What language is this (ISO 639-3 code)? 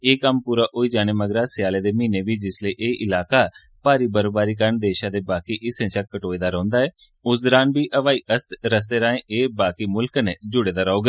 doi